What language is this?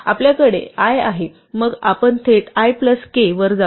Marathi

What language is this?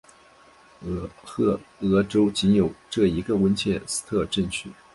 Chinese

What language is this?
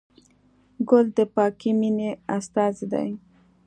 Pashto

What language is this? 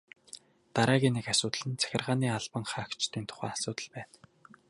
Mongolian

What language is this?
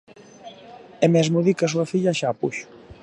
Galician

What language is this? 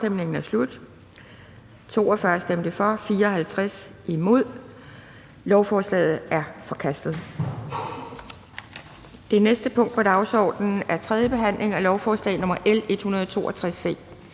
Danish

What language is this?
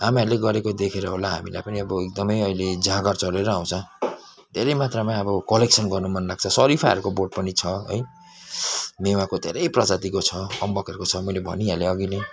Nepali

